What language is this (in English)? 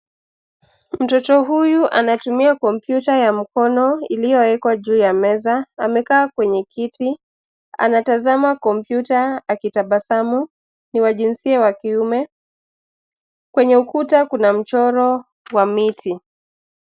Swahili